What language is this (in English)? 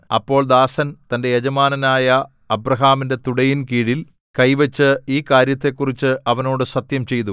Malayalam